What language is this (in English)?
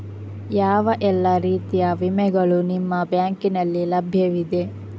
Kannada